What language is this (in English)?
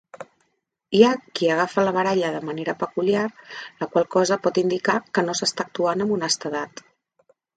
Catalan